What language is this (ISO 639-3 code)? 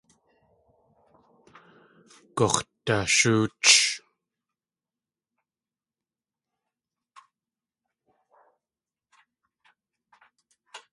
tli